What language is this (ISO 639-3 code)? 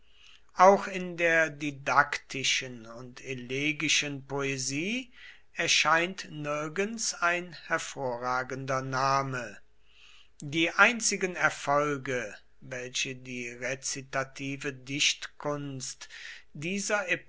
deu